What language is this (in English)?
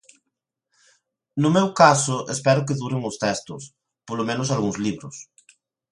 Galician